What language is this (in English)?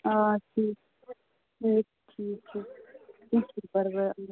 Kashmiri